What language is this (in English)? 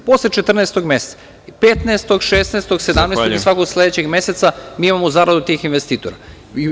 Serbian